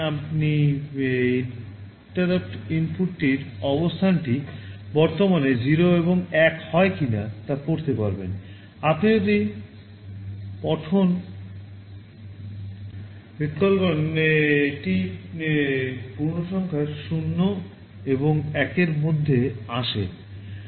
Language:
Bangla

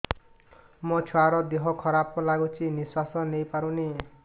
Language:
Odia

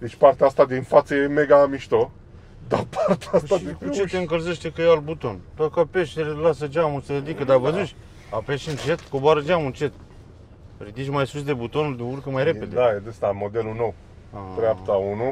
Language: Romanian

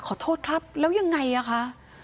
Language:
Thai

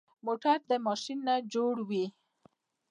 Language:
Pashto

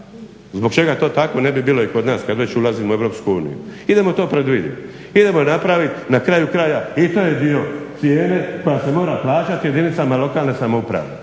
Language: Croatian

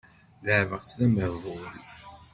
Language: Kabyle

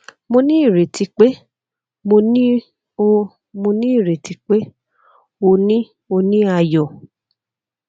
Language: Yoruba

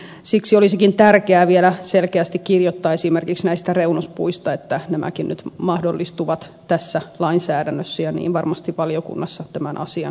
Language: Finnish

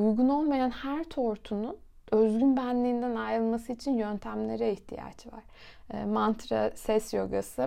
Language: Turkish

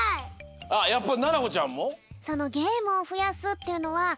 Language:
Japanese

